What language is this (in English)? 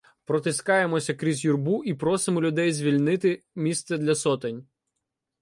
Ukrainian